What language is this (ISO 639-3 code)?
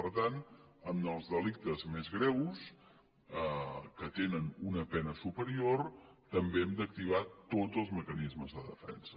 cat